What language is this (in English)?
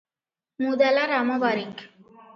Odia